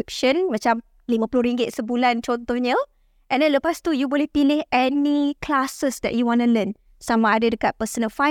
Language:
Malay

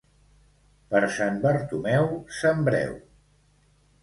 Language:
Catalan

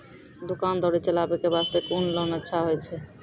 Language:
Maithili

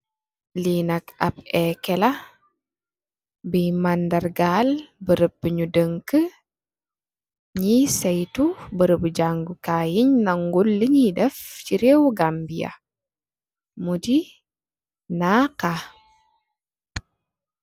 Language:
Wolof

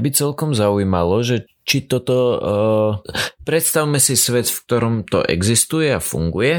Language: Slovak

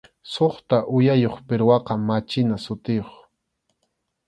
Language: Arequipa-La Unión Quechua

